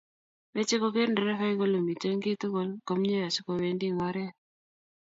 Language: Kalenjin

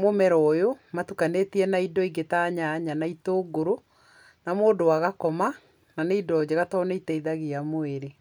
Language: Kikuyu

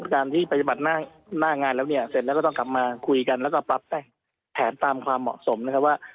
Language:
Thai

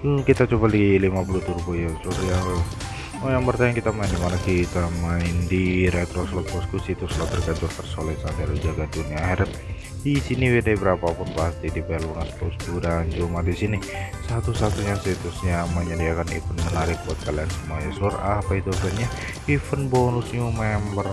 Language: Indonesian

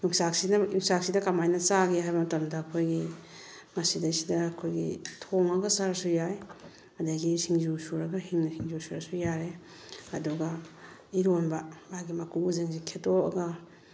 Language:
Manipuri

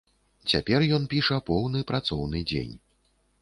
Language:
Belarusian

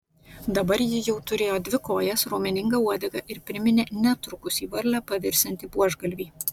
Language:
Lithuanian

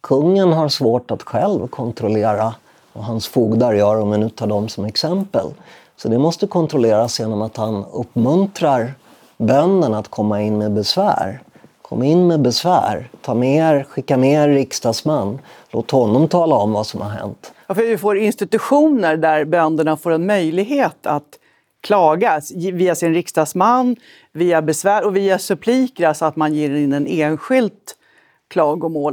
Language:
Swedish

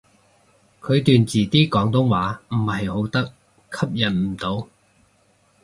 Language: Cantonese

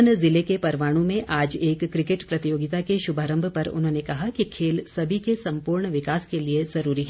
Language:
Hindi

